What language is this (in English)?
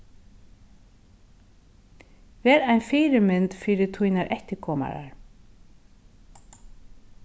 Faroese